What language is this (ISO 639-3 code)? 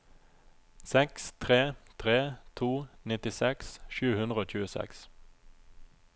nor